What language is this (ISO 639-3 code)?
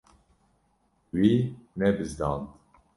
kur